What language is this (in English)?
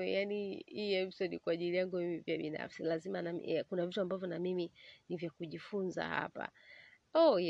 Swahili